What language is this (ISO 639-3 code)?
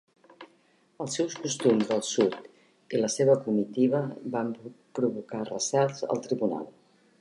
cat